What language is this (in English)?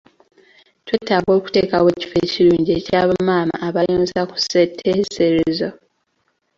Ganda